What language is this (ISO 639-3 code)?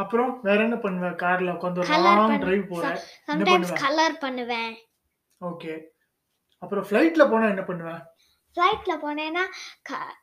tam